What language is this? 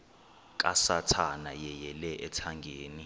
Xhosa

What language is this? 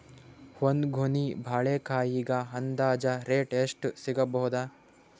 Kannada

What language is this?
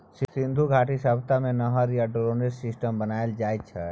Maithili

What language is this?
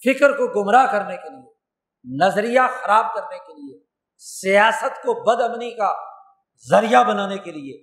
Urdu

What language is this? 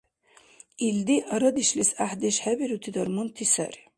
Dargwa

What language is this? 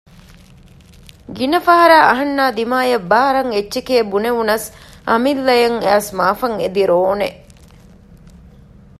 Divehi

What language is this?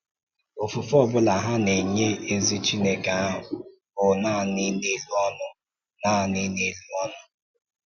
Igbo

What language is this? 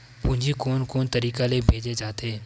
Chhattisgarhi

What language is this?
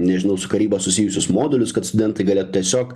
Lithuanian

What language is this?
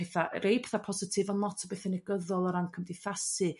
Welsh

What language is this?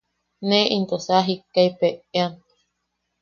Yaqui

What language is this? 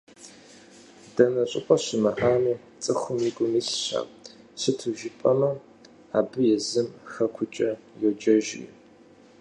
Kabardian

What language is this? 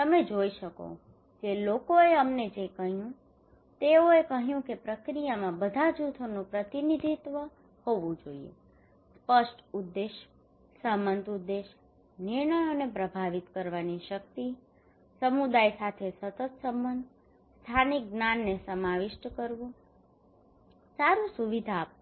Gujarati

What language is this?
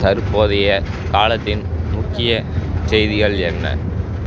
Tamil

